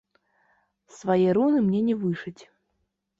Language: Belarusian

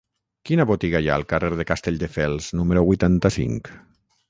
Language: Catalan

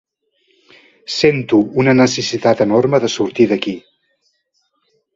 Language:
Catalan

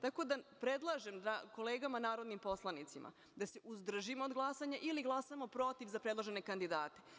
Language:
Serbian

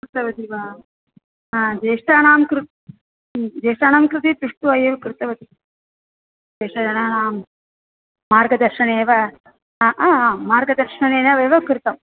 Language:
Sanskrit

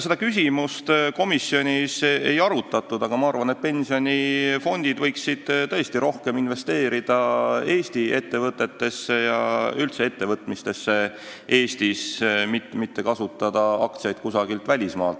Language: Estonian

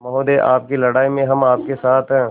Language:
Hindi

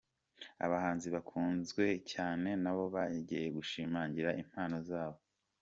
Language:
Kinyarwanda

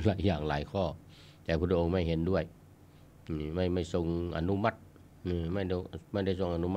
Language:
Thai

